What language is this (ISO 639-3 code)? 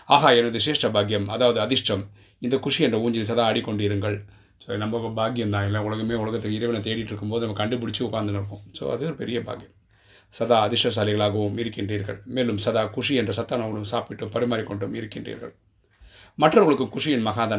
tam